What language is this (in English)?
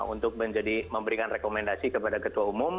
Indonesian